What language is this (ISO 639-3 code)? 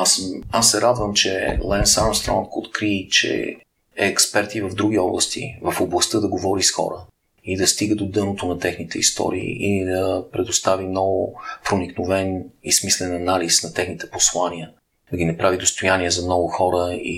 bul